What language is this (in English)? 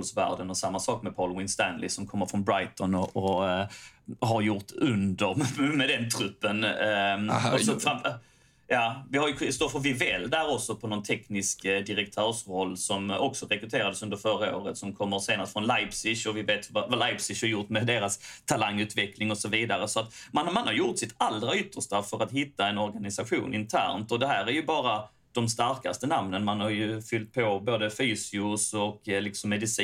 Swedish